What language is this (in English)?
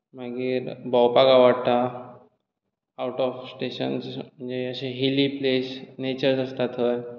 Konkani